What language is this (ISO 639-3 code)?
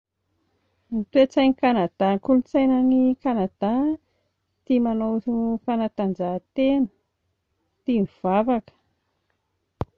mlg